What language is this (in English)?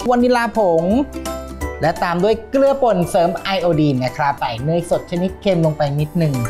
Thai